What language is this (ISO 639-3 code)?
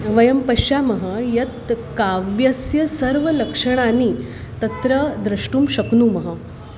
san